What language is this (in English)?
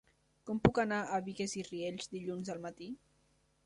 Catalan